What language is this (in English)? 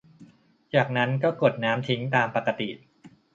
Thai